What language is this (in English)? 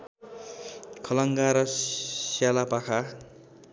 Nepali